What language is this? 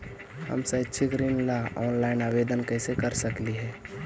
Magahi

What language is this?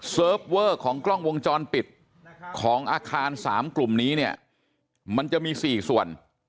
Thai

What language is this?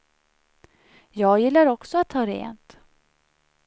Swedish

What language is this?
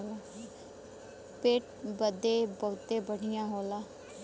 Bhojpuri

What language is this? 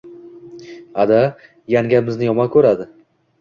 Uzbek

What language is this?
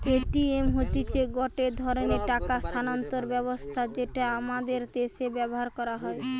Bangla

